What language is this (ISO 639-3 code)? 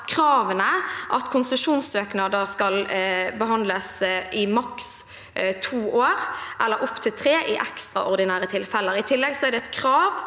nor